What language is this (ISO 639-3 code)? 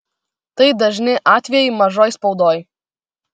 lit